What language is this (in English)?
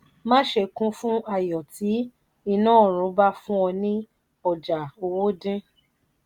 Yoruba